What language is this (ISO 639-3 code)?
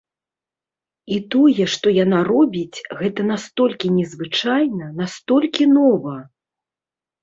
bel